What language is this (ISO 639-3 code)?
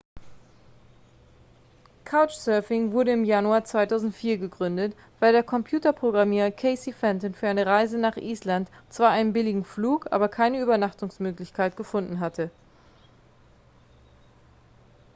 deu